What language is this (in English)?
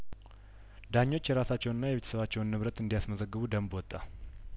Amharic